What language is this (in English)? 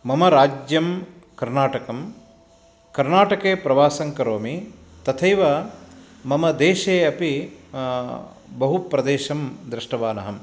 Sanskrit